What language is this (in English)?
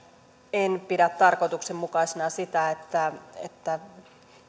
Finnish